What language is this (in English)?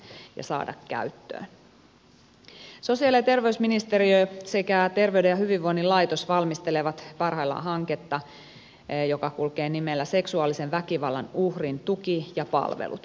Finnish